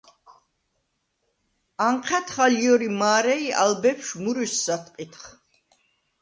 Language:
Svan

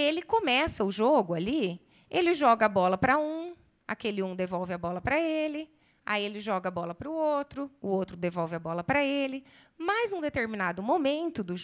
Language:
Portuguese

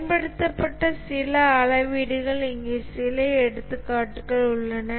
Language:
Tamil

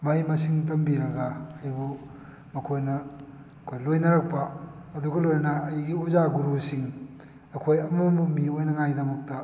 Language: Manipuri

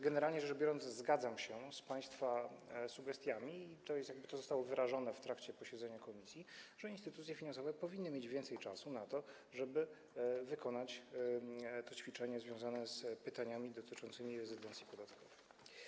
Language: Polish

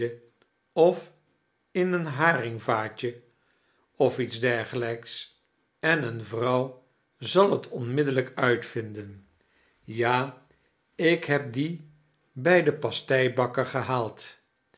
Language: Dutch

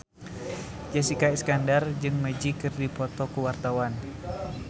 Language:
Sundanese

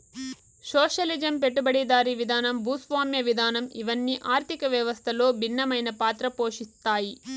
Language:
Telugu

